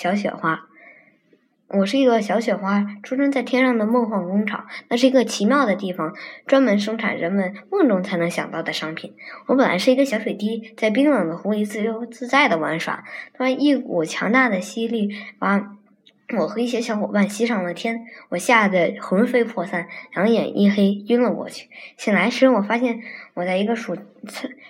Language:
Chinese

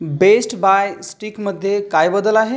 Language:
Marathi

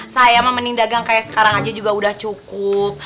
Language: Indonesian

